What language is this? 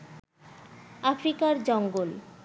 Bangla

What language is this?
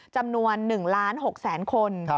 Thai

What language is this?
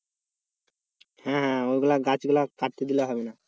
Bangla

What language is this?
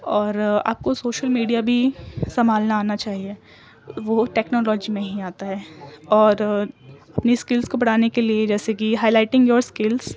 Urdu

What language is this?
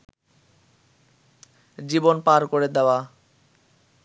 Bangla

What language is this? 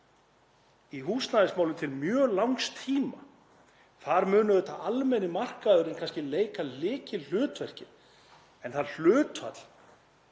Icelandic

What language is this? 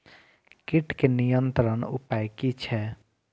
Maithili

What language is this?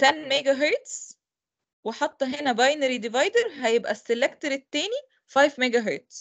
Arabic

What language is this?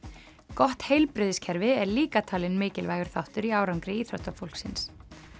Icelandic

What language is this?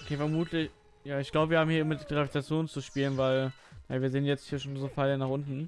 German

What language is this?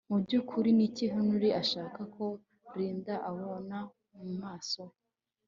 Kinyarwanda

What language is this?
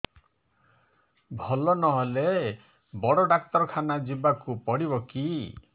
Odia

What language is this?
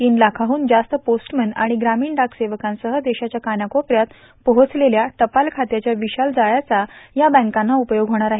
Marathi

